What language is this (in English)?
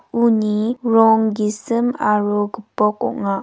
Garo